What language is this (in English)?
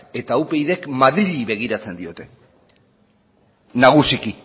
Basque